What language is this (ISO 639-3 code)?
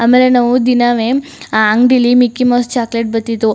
kan